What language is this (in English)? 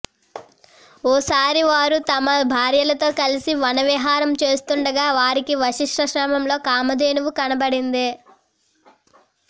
Telugu